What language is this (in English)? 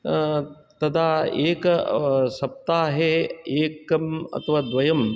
Sanskrit